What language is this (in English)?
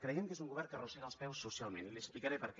Catalan